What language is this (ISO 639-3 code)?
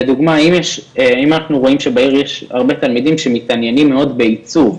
heb